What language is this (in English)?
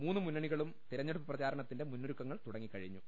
Malayalam